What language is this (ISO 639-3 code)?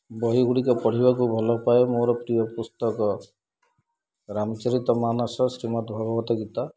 ori